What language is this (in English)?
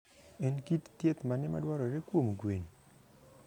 Luo (Kenya and Tanzania)